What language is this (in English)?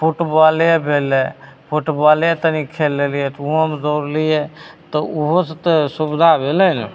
Maithili